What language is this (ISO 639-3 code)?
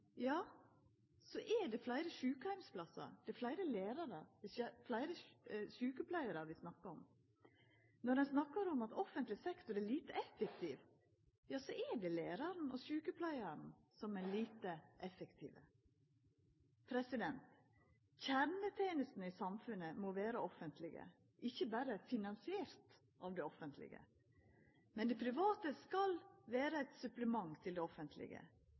nno